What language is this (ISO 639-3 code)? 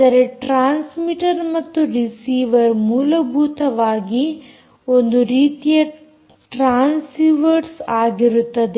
kan